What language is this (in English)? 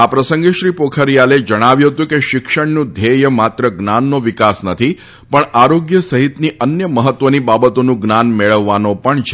Gujarati